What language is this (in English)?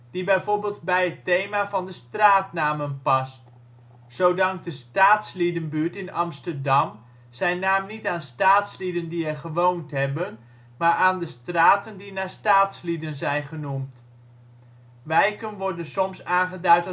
Dutch